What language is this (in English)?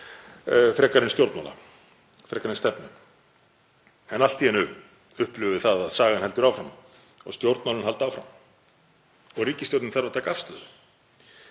Icelandic